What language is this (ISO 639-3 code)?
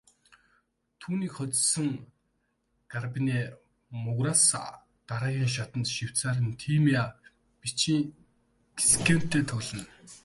mon